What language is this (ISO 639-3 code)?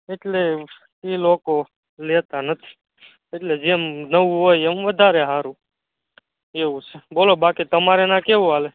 guj